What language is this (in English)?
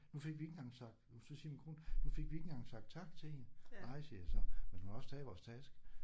Danish